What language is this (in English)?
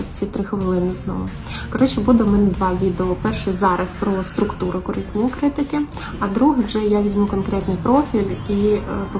Ukrainian